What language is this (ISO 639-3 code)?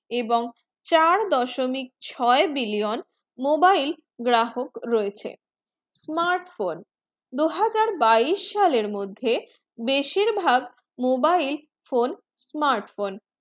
ben